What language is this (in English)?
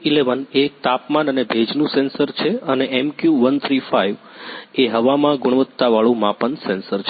Gujarati